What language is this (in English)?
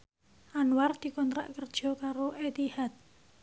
Javanese